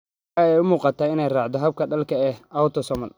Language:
Somali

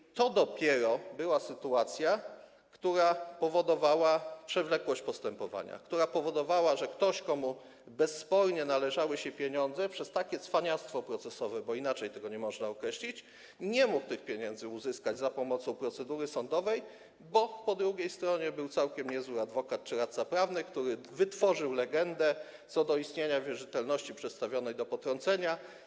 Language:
Polish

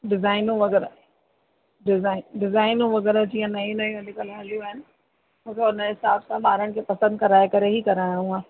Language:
Sindhi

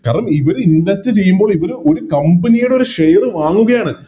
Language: Malayalam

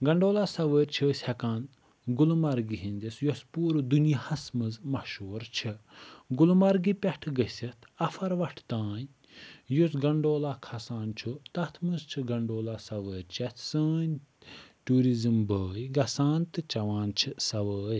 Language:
Kashmiri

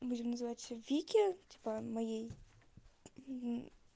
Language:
Russian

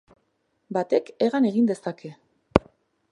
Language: Basque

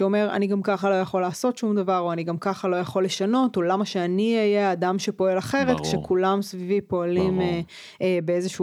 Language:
Hebrew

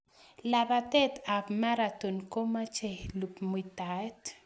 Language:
Kalenjin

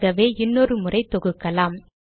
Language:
Tamil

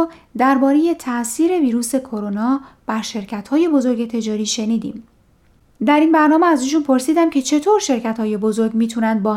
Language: Persian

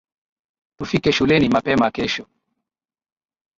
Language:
Swahili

